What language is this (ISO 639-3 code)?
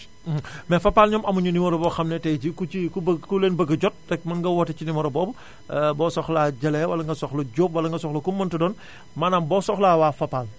wol